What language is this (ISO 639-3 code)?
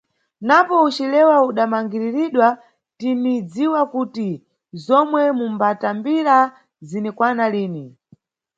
nyu